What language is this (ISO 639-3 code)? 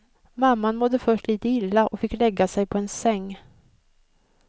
swe